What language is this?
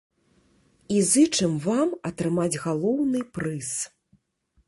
Belarusian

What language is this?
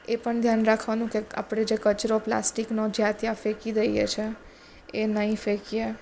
Gujarati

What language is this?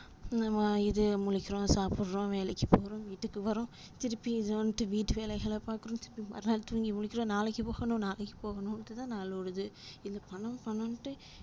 Tamil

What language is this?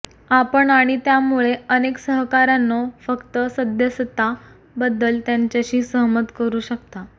Marathi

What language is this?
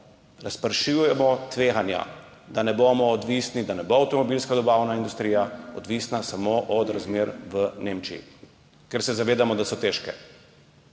Slovenian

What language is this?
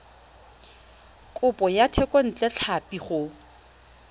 Tswana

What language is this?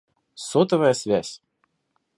Russian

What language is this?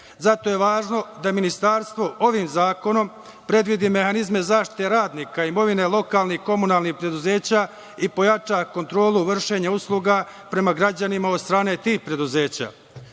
Serbian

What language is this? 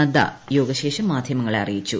Malayalam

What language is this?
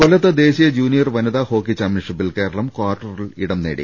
Malayalam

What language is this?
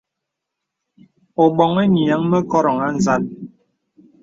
Bebele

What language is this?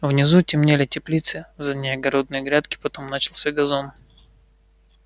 Russian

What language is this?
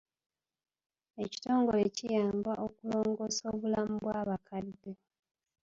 Ganda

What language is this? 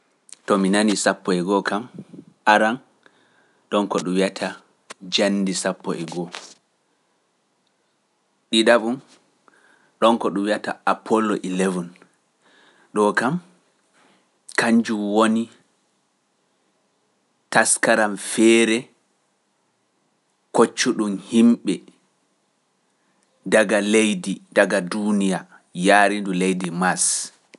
Pular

